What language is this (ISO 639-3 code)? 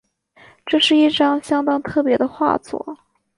zho